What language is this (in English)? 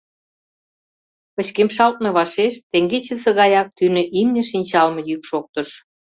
Mari